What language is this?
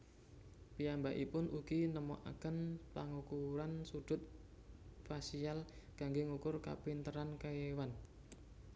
Javanese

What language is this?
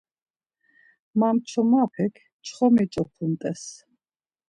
Laz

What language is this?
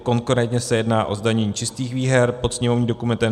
Czech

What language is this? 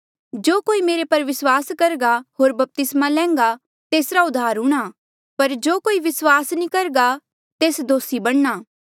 Mandeali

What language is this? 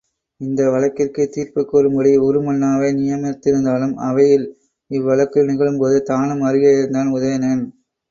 Tamil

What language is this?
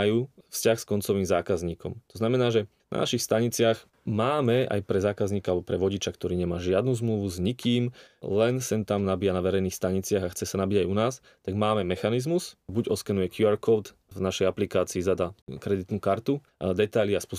Slovak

